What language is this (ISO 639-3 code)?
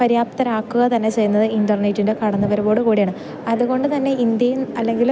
mal